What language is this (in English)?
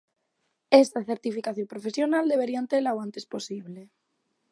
Galician